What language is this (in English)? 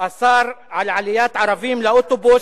Hebrew